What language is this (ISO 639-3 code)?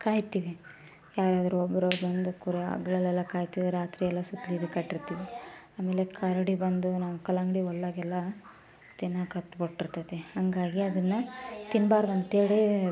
kan